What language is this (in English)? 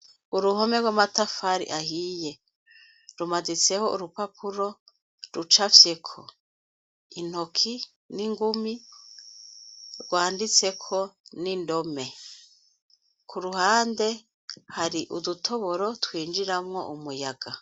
Rundi